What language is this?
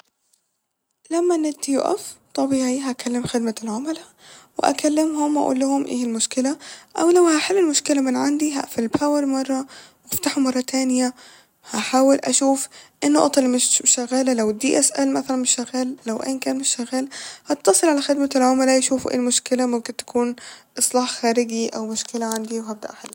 Egyptian Arabic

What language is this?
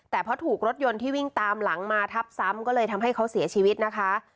Thai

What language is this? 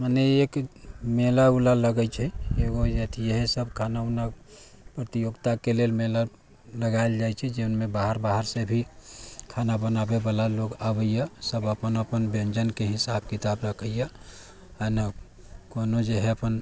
Maithili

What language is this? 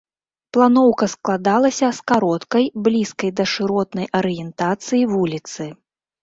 Belarusian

